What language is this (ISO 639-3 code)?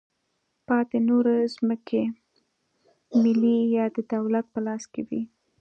pus